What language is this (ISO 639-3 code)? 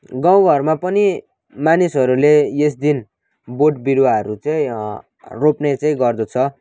nep